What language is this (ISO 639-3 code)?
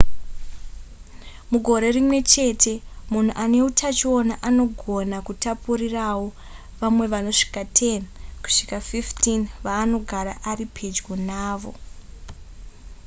sna